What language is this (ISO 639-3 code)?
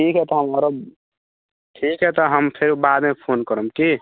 mai